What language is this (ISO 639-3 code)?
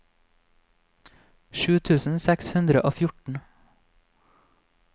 nor